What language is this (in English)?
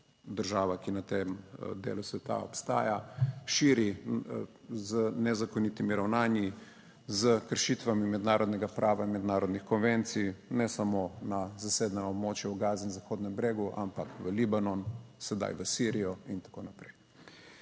Slovenian